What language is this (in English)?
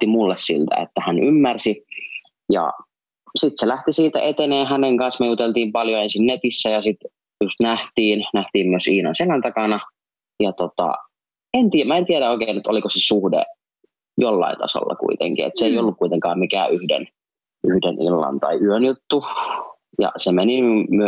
Finnish